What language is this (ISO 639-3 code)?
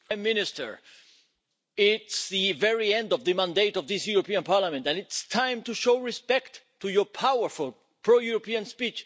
eng